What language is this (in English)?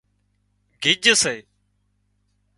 Wadiyara Koli